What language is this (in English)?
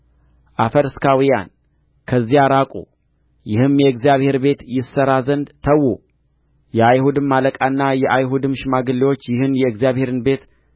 Amharic